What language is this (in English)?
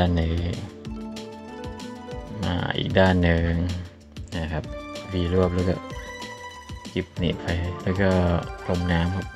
Thai